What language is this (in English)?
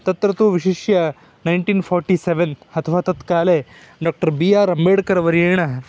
Sanskrit